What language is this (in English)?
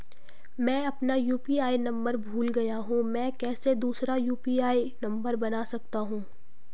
Hindi